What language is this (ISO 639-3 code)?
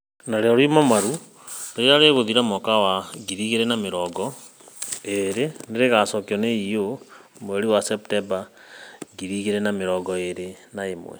kik